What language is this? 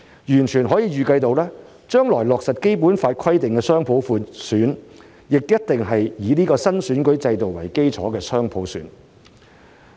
Cantonese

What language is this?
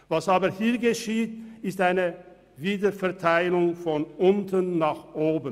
Swiss German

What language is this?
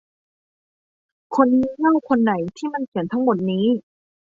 Thai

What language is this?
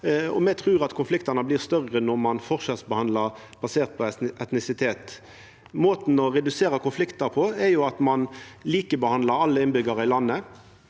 Norwegian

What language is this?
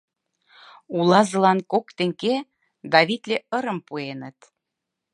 Mari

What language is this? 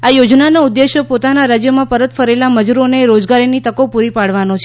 Gujarati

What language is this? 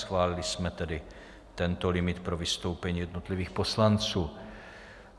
Czech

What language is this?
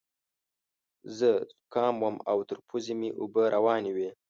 Pashto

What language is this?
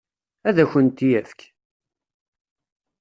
Kabyle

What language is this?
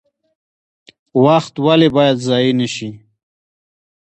Pashto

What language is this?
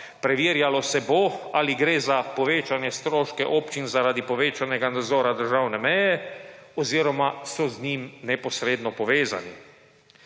Slovenian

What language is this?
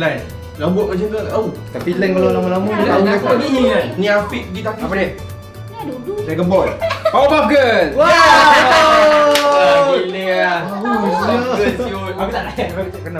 Malay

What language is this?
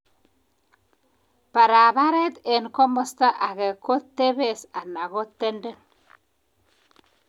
Kalenjin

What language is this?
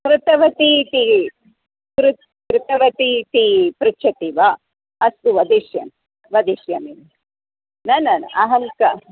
Sanskrit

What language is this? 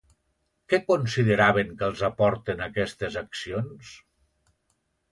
Catalan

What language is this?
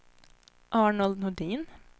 Swedish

